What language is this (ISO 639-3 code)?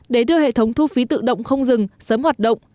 vie